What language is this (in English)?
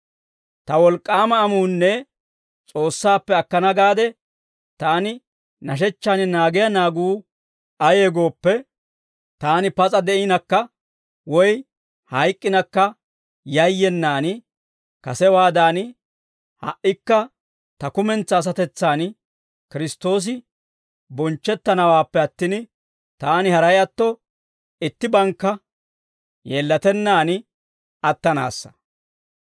Dawro